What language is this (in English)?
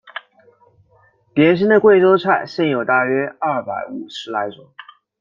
Chinese